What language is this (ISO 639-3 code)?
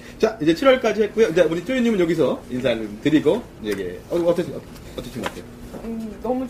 kor